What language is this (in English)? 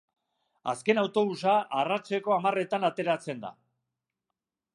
Basque